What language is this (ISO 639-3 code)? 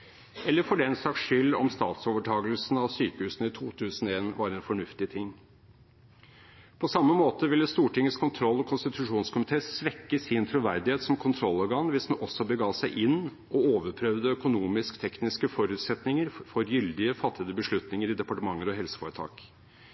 nob